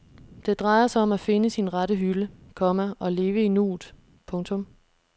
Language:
Danish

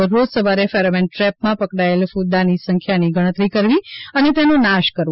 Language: Gujarati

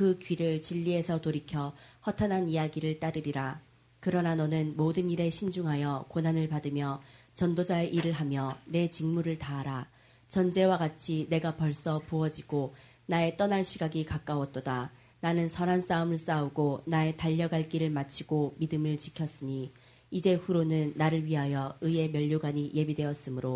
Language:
Korean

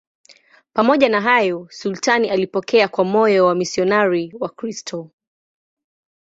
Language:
Swahili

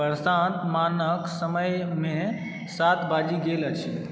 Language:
Maithili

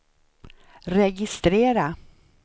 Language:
Swedish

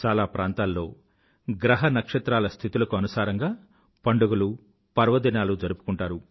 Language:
Telugu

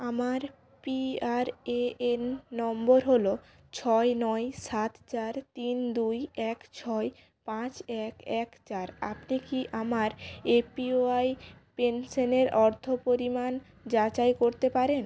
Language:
Bangla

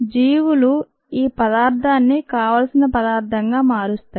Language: Telugu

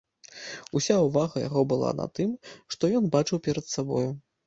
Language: Belarusian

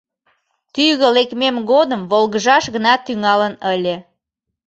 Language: Mari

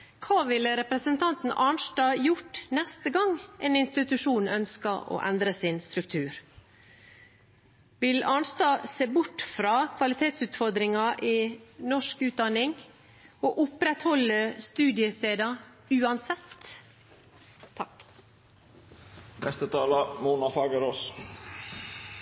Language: Norwegian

